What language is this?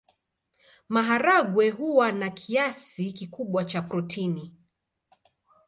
Swahili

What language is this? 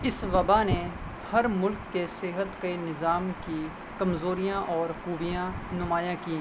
Urdu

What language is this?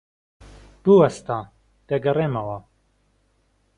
Central Kurdish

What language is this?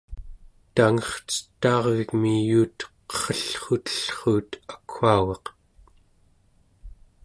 Central Yupik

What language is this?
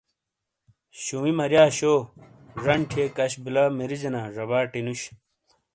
Shina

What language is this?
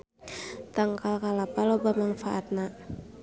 Sundanese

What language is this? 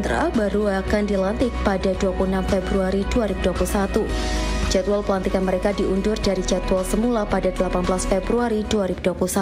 Indonesian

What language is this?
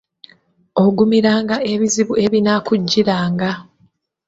Ganda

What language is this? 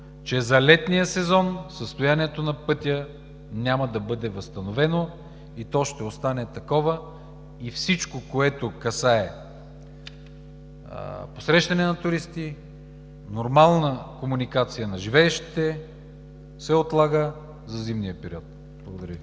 Bulgarian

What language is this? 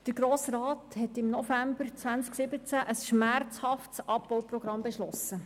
Swiss German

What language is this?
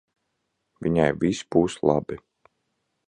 Latvian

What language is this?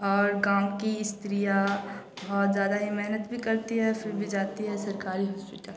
Hindi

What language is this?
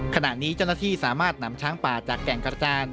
Thai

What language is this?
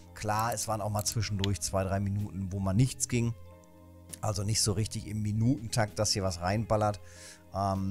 German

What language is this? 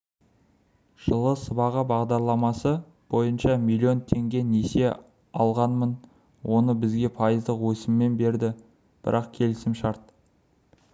Kazakh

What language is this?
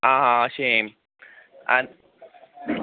Konkani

